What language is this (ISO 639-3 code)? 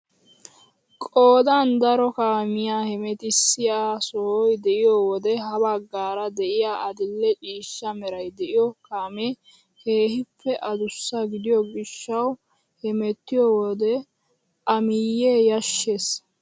wal